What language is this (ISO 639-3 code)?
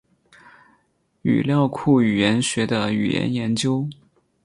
zho